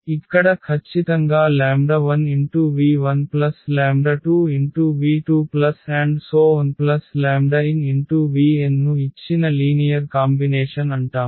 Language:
Telugu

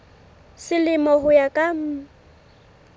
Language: Southern Sotho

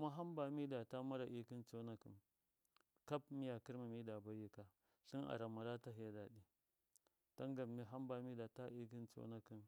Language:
Miya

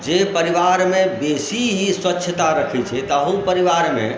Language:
Maithili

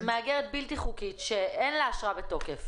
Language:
Hebrew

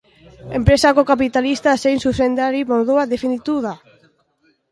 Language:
Basque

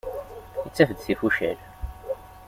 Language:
Kabyle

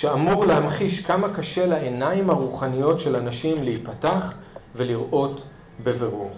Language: Hebrew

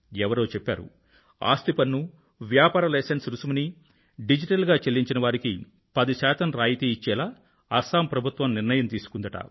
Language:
Telugu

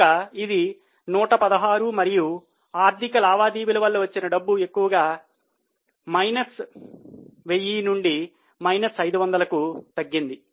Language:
Telugu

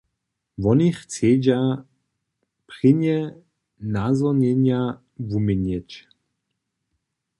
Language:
Upper Sorbian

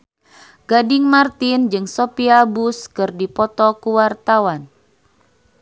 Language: Sundanese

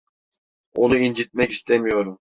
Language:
Turkish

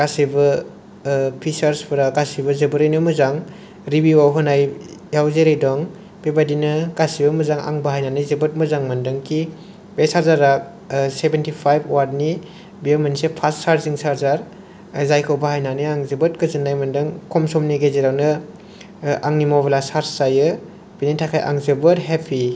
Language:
Bodo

